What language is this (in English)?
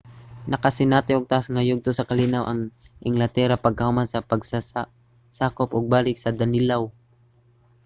Cebuano